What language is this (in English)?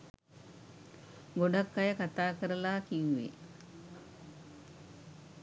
Sinhala